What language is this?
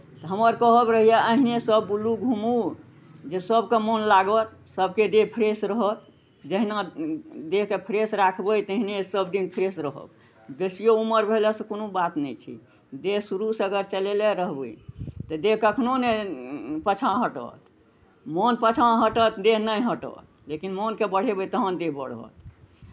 Maithili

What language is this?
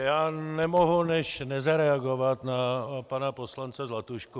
Czech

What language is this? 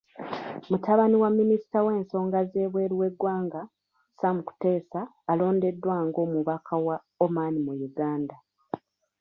Ganda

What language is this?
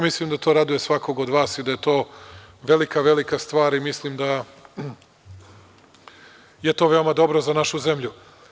Serbian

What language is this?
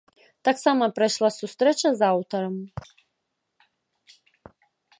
Belarusian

